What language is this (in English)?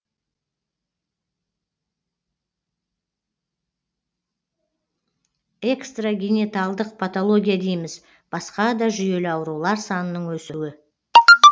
Kazakh